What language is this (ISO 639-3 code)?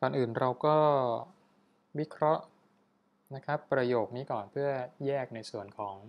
tha